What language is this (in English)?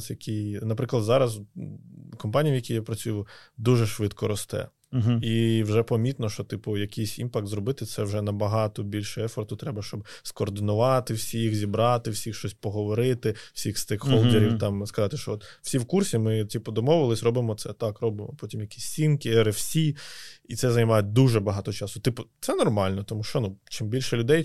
Ukrainian